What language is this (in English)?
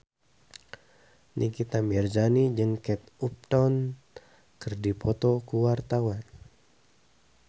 Sundanese